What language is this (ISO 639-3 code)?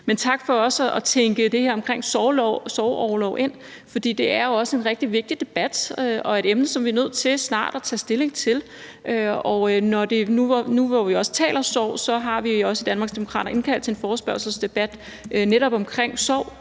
dan